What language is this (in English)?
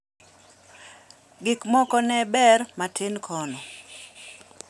Luo (Kenya and Tanzania)